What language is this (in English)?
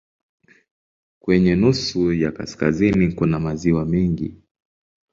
Swahili